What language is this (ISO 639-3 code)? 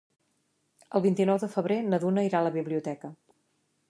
cat